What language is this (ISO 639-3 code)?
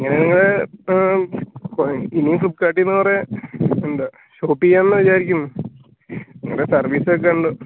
mal